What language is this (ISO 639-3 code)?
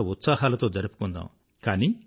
tel